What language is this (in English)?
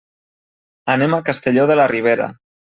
Catalan